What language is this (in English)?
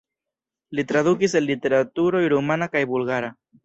Esperanto